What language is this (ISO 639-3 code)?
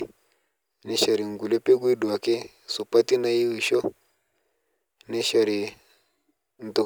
mas